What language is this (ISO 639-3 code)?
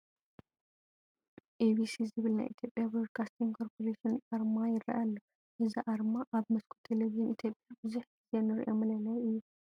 tir